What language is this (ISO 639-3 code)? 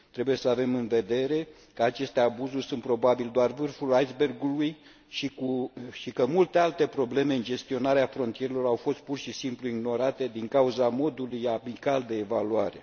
ron